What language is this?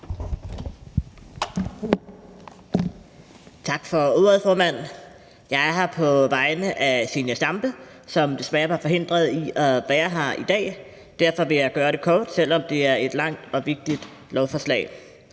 Danish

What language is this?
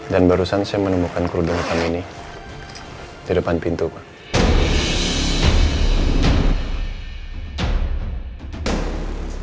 Indonesian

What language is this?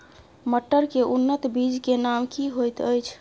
Maithili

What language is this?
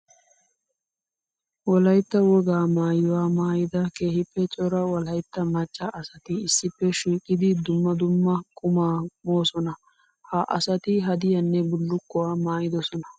Wolaytta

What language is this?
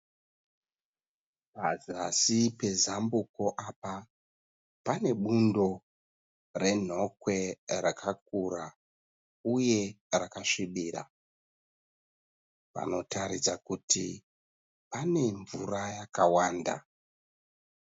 Shona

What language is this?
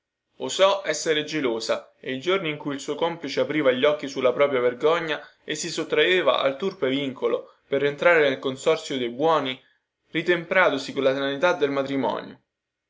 Italian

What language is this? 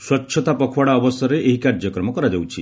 Odia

